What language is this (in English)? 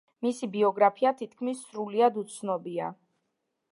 Georgian